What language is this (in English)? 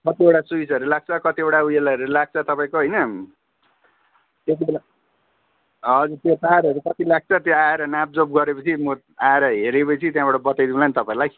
Nepali